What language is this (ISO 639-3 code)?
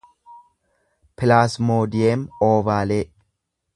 orm